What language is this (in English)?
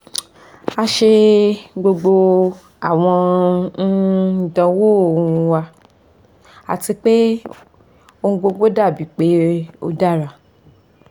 Yoruba